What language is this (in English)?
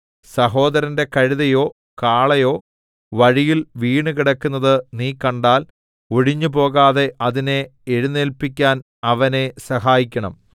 Malayalam